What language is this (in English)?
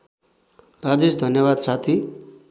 Nepali